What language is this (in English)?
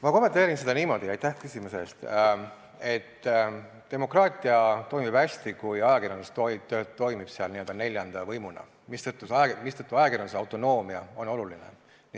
Estonian